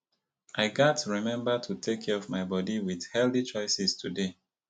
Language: Nigerian Pidgin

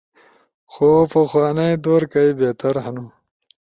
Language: Ushojo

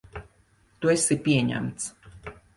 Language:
Latvian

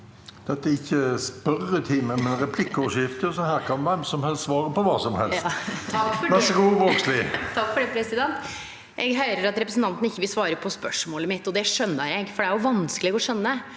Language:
Norwegian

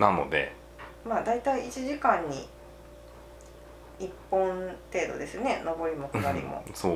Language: Japanese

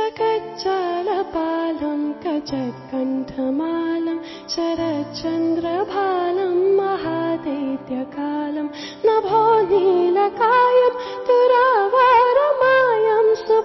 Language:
Malayalam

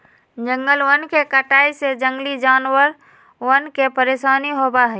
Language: Magahi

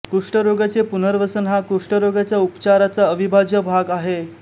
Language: Marathi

